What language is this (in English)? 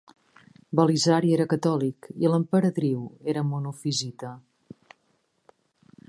Catalan